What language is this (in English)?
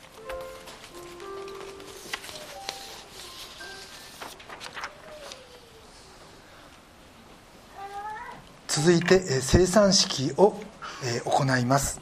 Japanese